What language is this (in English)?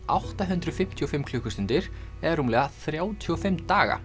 Icelandic